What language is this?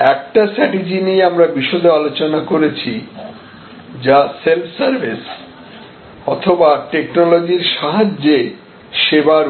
Bangla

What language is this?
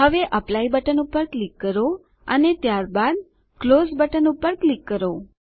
Gujarati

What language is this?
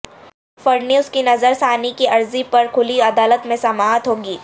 Urdu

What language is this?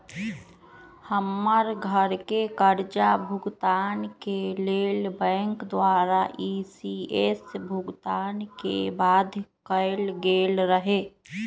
Magahi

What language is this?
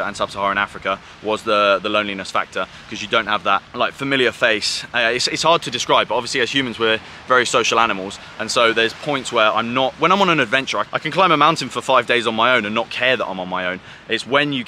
English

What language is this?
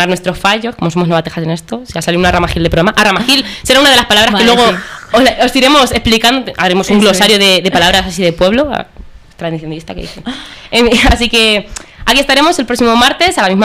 Spanish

